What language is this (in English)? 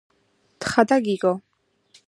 Georgian